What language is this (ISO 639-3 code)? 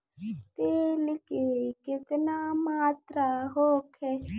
bho